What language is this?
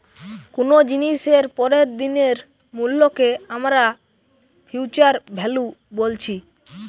Bangla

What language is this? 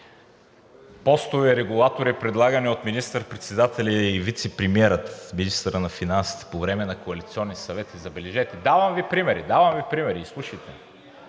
Bulgarian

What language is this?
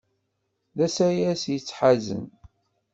Kabyle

